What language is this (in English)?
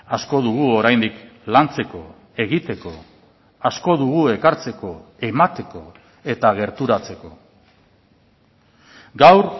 Basque